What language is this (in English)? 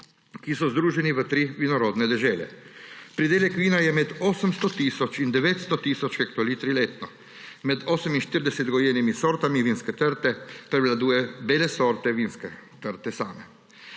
Slovenian